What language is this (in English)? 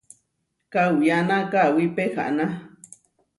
Huarijio